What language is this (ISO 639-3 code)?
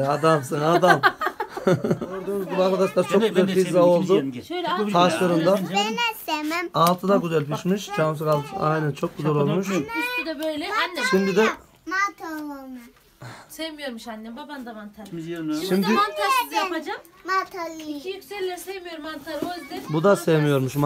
tur